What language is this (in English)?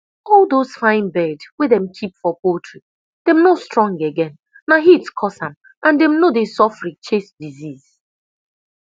Nigerian Pidgin